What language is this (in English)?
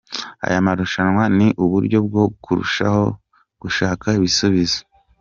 Kinyarwanda